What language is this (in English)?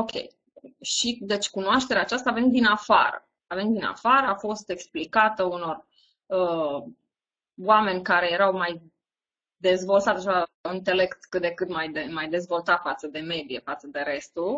Romanian